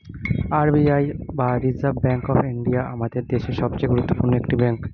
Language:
Bangla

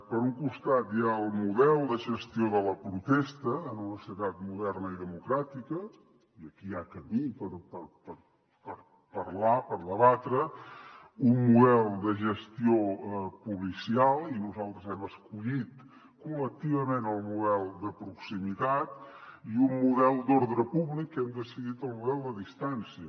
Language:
Catalan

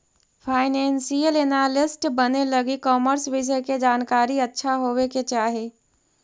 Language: Magahi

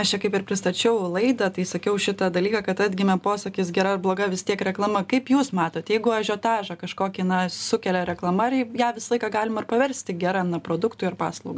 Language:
Lithuanian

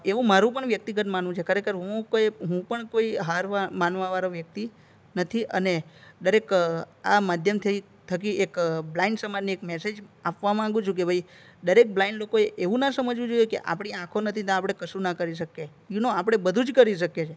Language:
Gujarati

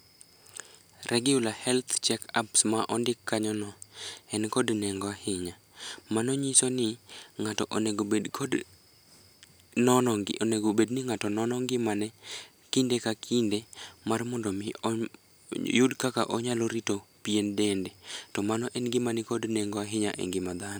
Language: Luo (Kenya and Tanzania)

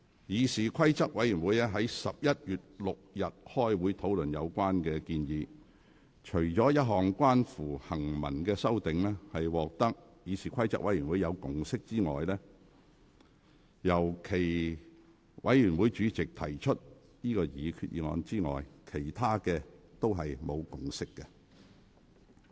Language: Cantonese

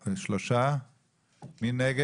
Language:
Hebrew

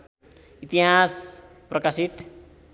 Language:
Nepali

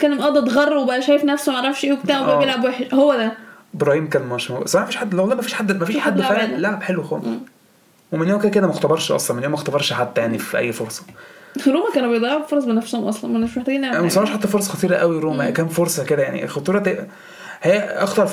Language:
Arabic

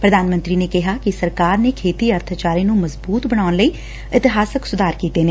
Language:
Punjabi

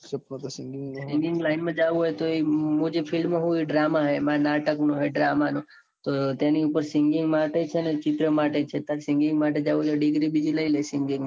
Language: Gujarati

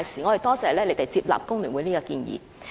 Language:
Cantonese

